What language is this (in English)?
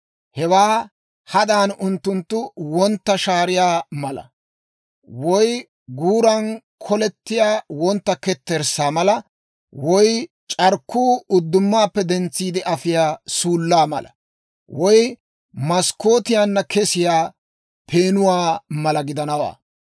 Dawro